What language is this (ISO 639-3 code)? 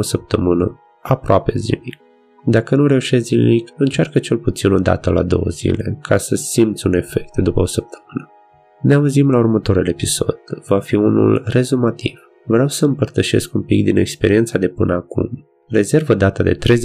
ron